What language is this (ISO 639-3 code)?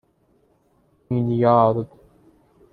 fas